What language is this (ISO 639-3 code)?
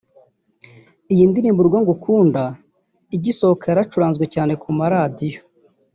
kin